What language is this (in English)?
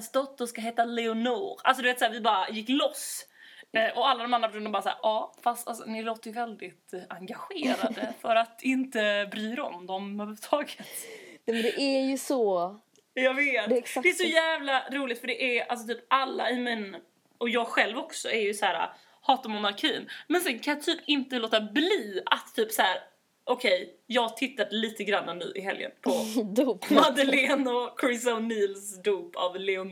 Swedish